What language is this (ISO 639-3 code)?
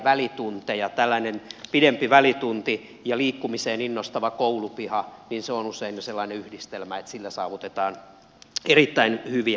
fin